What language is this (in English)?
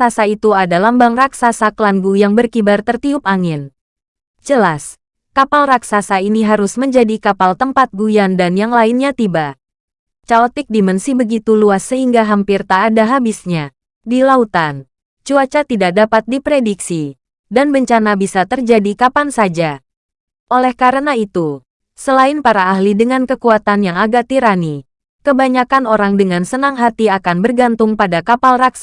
Indonesian